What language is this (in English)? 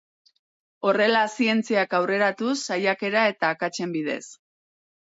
Basque